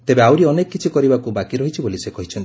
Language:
Odia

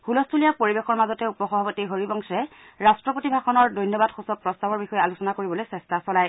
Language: Assamese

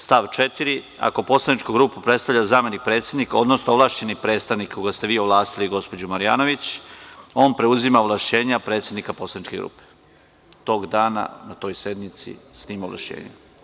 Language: Serbian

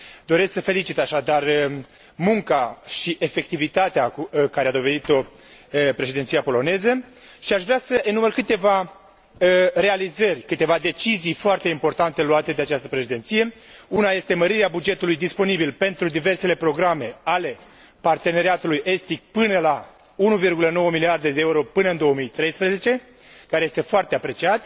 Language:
Romanian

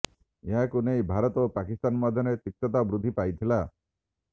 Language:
Odia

